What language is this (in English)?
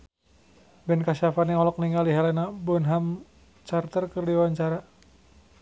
Sundanese